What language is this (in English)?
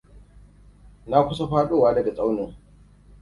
Hausa